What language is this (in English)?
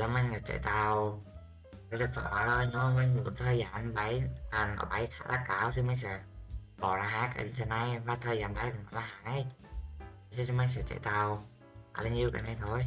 Vietnamese